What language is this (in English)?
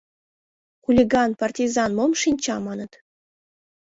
Mari